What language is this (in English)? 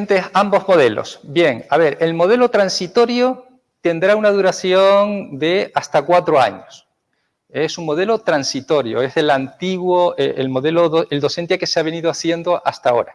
Spanish